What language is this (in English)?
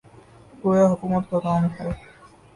Urdu